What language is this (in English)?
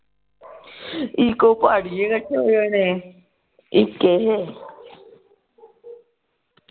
Punjabi